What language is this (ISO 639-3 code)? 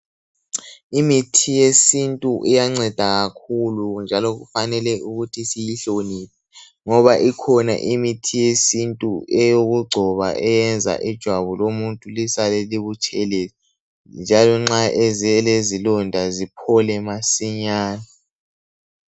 nde